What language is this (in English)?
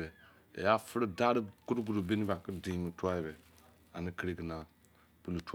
Izon